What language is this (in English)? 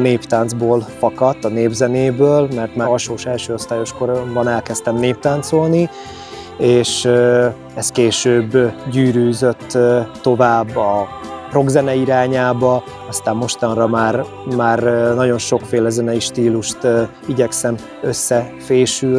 Hungarian